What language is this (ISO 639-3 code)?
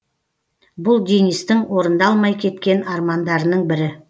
kaz